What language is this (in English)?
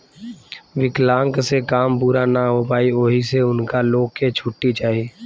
Bhojpuri